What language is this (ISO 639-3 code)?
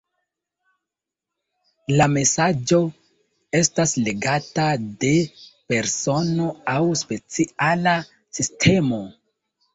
epo